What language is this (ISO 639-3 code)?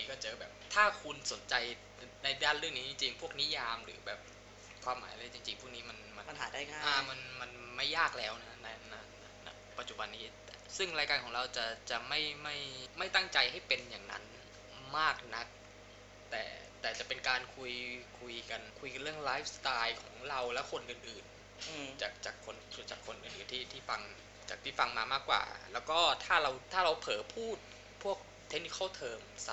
tha